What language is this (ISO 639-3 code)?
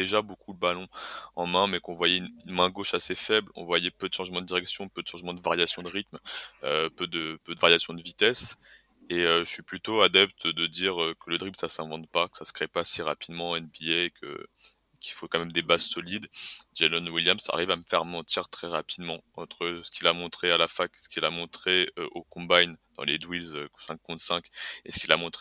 fra